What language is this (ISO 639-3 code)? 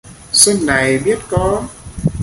vie